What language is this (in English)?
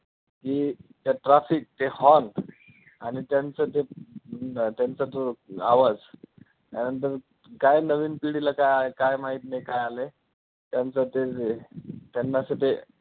Marathi